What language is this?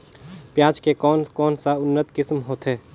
Chhattisgarhi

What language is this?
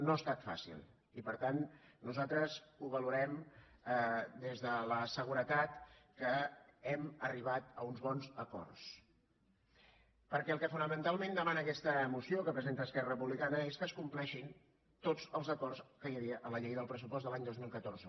Catalan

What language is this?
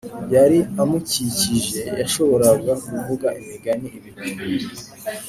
Kinyarwanda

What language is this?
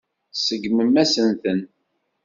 Kabyle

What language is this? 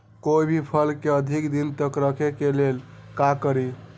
Magahi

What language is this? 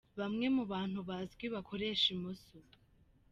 Kinyarwanda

